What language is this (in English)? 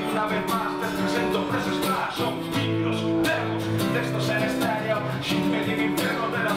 Greek